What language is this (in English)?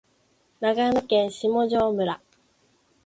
Japanese